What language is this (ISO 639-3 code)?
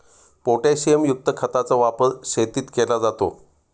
mar